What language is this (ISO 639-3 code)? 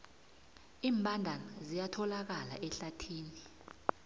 nbl